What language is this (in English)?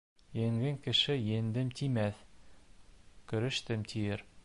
Bashkir